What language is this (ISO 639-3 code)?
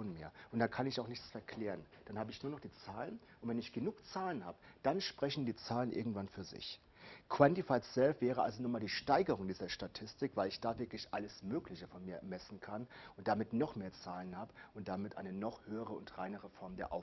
deu